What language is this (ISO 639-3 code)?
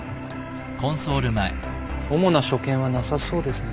jpn